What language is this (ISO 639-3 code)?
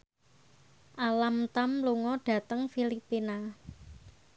jav